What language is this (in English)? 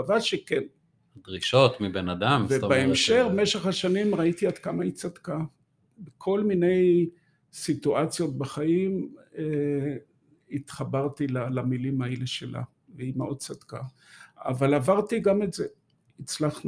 Hebrew